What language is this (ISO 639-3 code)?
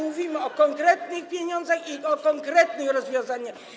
pol